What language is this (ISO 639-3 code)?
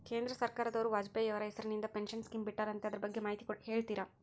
kan